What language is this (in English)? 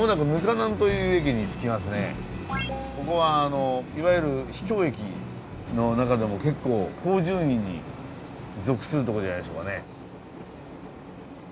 Japanese